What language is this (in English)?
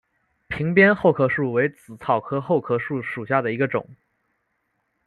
Chinese